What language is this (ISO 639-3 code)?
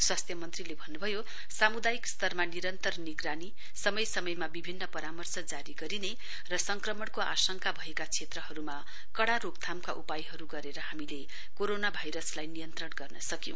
nep